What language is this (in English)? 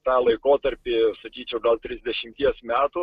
Lithuanian